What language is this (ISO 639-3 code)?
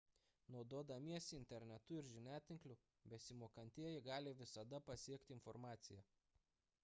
lit